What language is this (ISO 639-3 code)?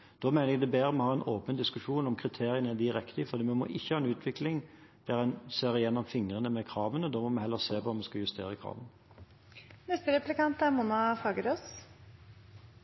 nob